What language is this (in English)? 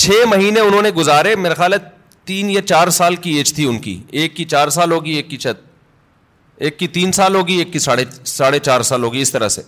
Urdu